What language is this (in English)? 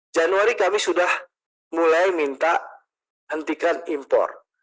Indonesian